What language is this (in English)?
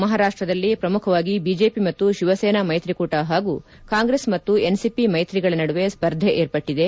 Kannada